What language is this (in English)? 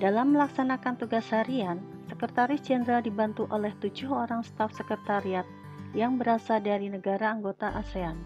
Indonesian